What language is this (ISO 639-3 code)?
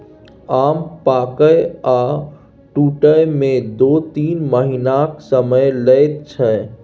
mai